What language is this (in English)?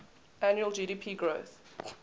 English